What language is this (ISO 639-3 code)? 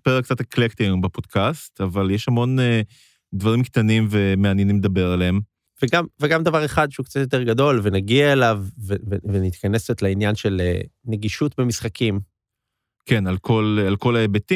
heb